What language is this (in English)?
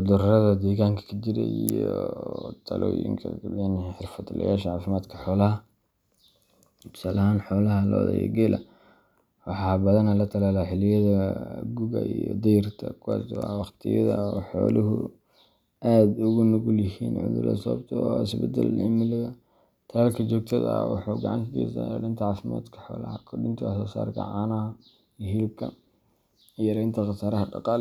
Somali